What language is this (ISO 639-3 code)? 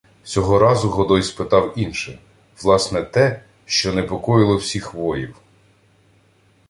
ukr